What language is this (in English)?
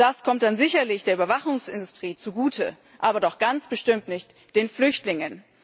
German